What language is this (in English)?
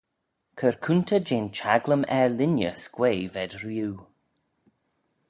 Manx